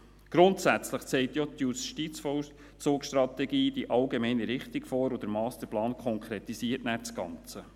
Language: Swiss German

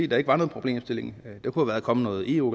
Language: Danish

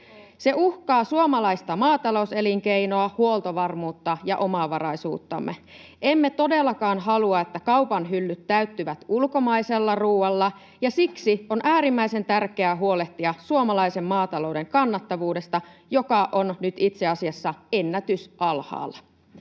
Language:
Finnish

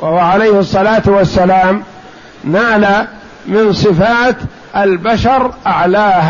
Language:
Arabic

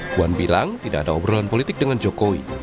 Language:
Indonesian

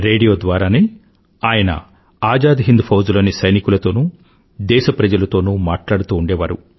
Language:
Telugu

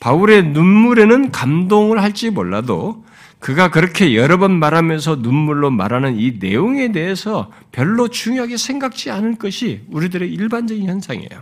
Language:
Korean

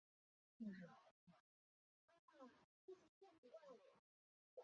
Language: Chinese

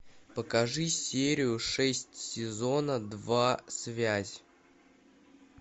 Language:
Russian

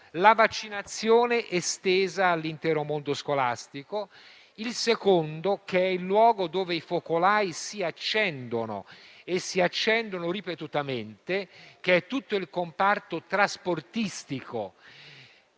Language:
Italian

